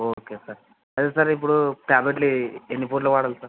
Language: Telugu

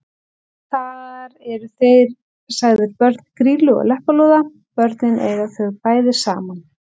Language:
Icelandic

